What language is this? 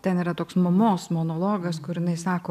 Lithuanian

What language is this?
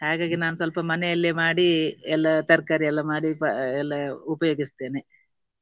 Kannada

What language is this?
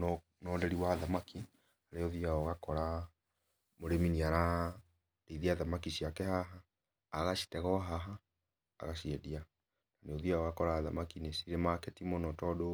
Kikuyu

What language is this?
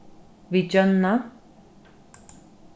Faroese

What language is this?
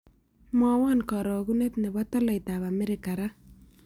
Kalenjin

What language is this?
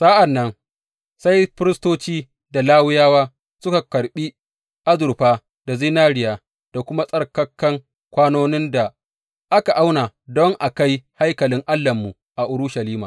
Hausa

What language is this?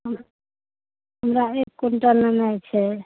Maithili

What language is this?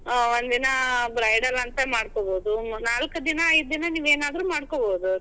Kannada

